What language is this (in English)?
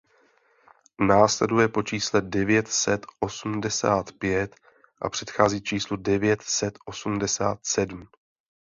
Czech